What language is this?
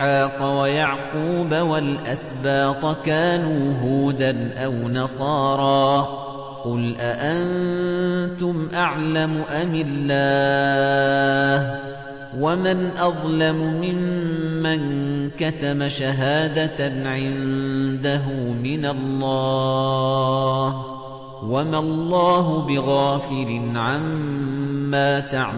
Arabic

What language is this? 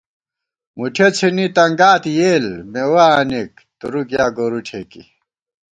Gawar-Bati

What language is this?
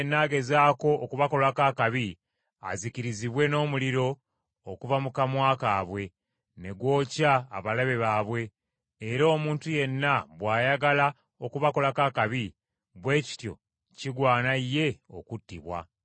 Ganda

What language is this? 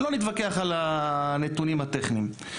Hebrew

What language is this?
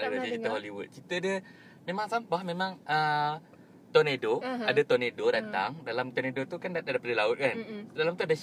Malay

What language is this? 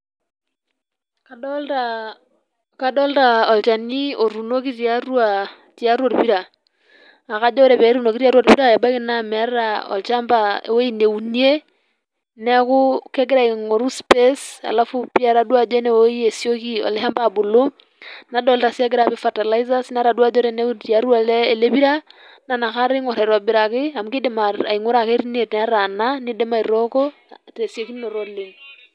Masai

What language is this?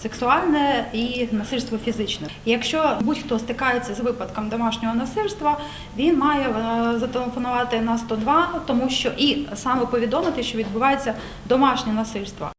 Ukrainian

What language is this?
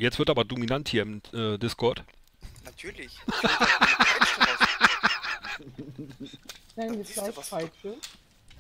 German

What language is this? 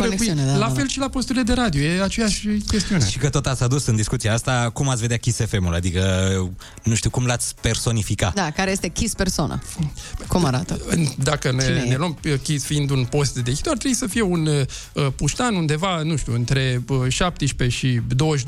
Romanian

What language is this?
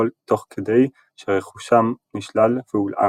Hebrew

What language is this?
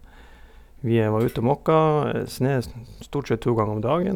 Norwegian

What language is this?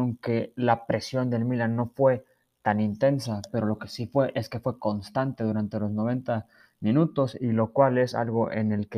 Spanish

